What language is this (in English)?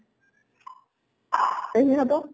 Assamese